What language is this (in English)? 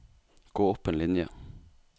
Norwegian